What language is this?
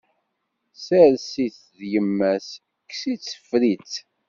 Kabyle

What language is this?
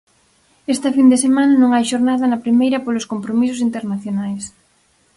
Galician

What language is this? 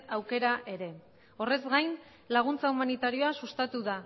Basque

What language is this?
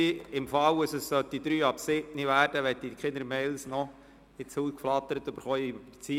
Swiss German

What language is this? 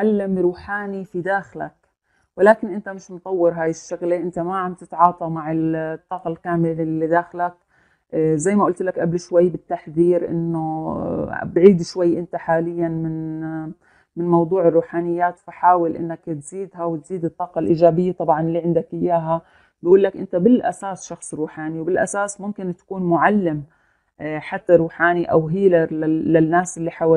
Arabic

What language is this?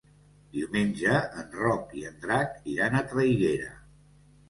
Catalan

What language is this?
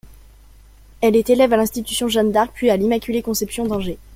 French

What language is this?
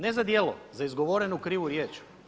Croatian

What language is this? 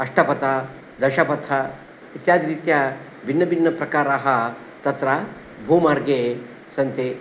Sanskrit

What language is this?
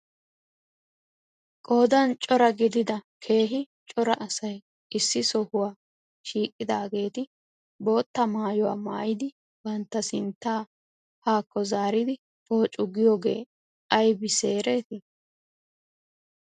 Wolaytta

